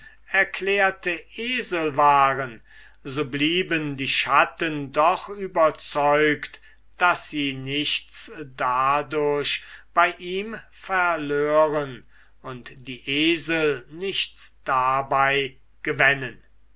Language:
German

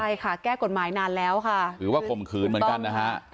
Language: Thai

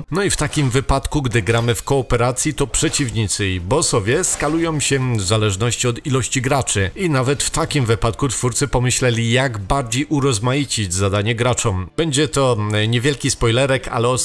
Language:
Polish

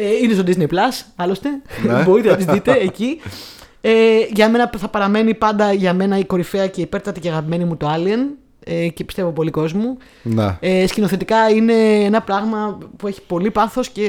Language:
Greek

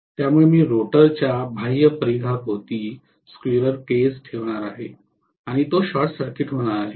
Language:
Marathi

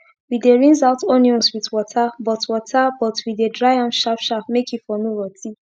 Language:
Nigerian Pidgin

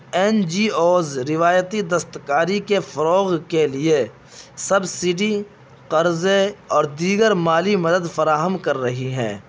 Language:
Urdu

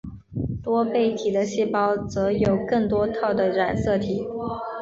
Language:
Chinese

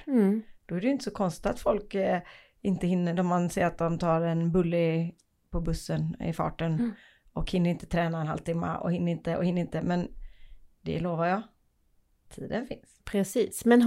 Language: Swedish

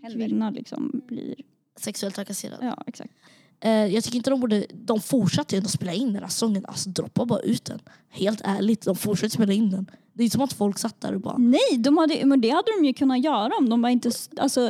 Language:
Swedish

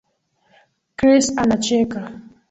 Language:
Swahili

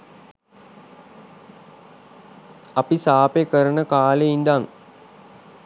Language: Sinhala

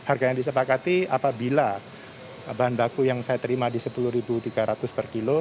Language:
Indonesian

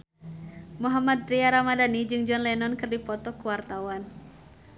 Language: Sundanese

